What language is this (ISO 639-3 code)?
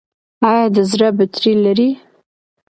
pus